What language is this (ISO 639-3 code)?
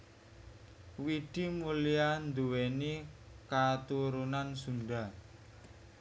jav